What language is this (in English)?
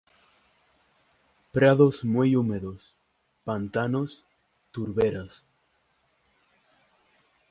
Spanish